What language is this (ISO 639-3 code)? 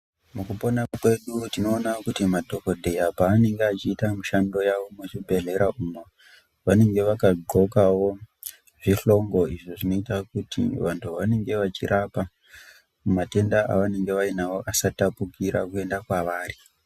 ndc